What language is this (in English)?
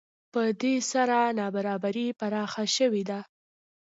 Pashto